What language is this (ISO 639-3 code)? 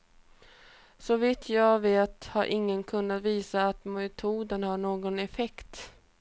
swe